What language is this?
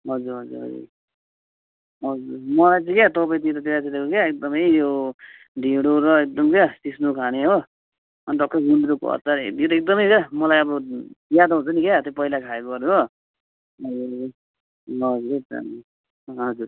Nepali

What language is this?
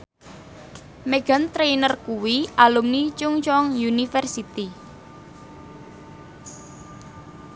Javanese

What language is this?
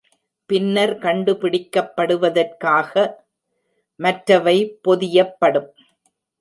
Tamil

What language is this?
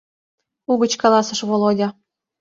Mari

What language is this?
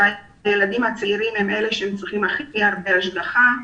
Hebrew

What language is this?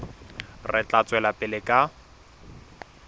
Southern Sotho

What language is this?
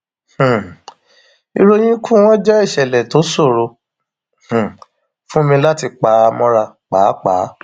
Yoruba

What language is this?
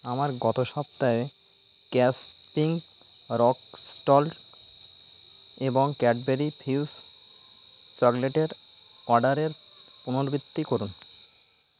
Bangla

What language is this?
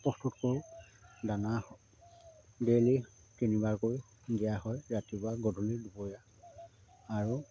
Assamese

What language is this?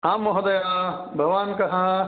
Sanskrit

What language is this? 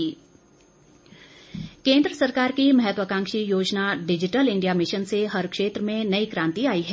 Hindi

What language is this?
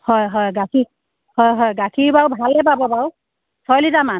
Assamese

